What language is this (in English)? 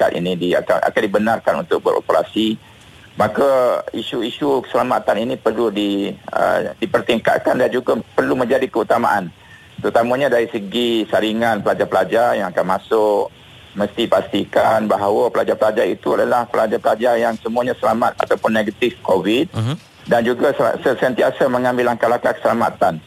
Malay